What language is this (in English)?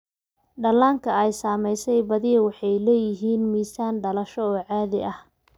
Somali